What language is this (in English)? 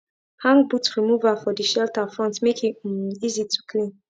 Nigerian Pidgin